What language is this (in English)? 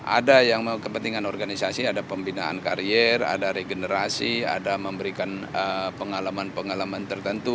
Indonesian